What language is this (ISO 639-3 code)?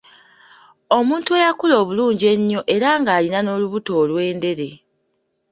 lug